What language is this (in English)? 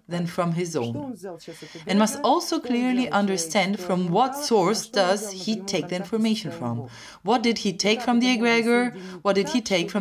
English